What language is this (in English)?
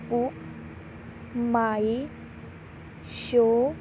Punjabi